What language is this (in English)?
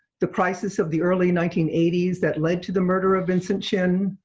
English